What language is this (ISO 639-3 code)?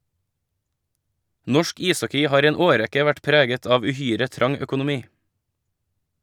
nor